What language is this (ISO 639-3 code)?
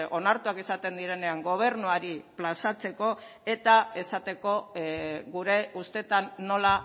eus